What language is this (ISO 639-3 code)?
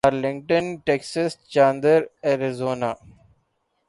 urd